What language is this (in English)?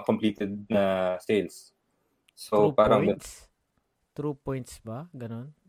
Filipino